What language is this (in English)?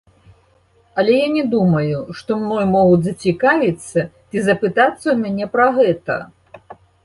Belarusian